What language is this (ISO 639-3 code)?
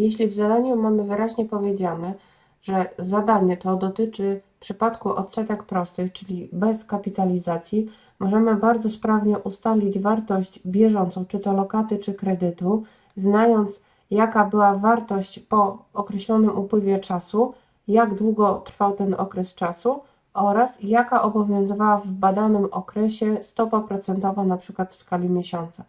pol